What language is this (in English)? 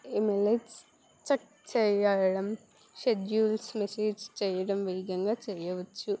Telugu